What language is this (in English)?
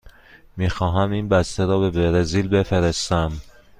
Persian